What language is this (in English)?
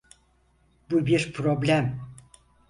Turkish